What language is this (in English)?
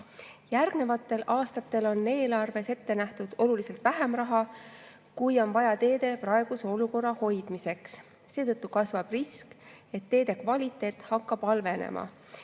Estonian